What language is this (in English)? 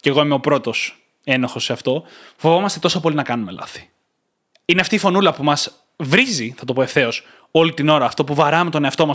Greek